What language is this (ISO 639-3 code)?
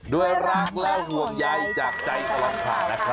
tha